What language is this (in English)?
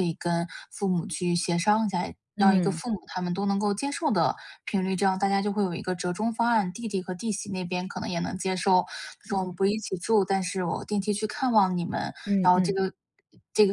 Chinese